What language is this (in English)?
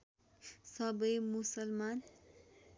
Nepali